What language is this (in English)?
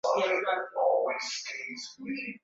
Swahili